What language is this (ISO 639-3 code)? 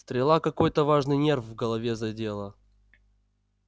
rus